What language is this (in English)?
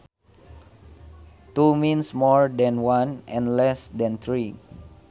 Sundanese